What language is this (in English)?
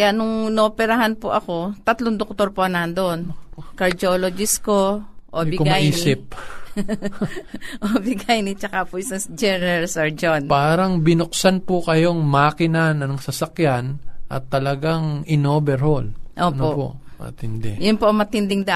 Filipino